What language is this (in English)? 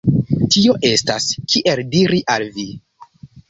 Esperanto